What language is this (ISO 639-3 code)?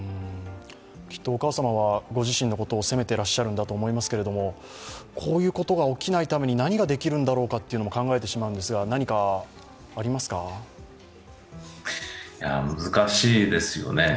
jpn